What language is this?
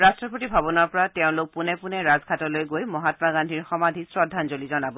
Assamese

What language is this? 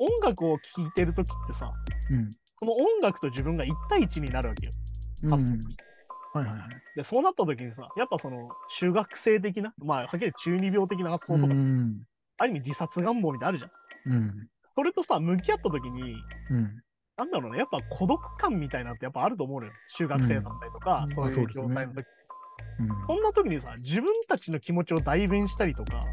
Japanese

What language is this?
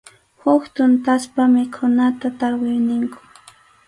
Arequipa-La Unión Quechua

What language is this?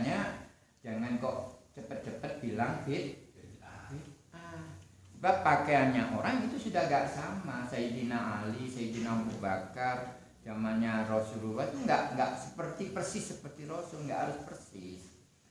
Indonesian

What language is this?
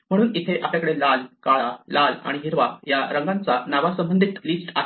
Marathi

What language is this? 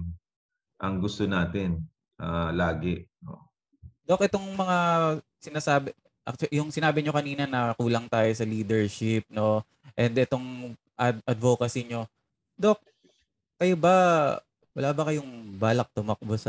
Filipino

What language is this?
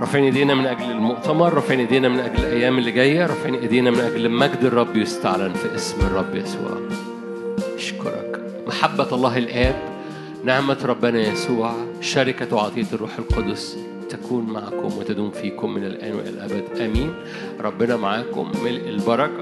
Arabic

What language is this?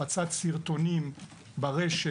Hebrew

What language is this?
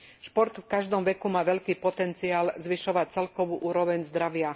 Slovak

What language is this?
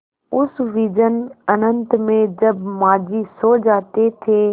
Hindi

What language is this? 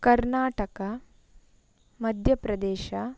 Kannada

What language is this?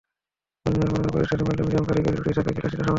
Bangla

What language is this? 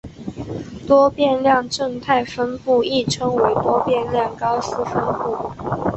Chinese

